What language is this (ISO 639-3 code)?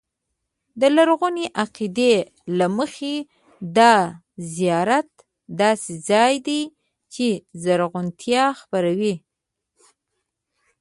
pus